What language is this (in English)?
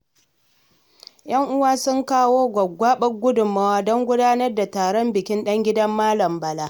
Hausa